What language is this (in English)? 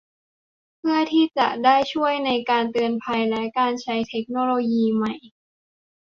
Thai